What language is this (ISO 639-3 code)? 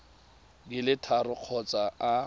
tsn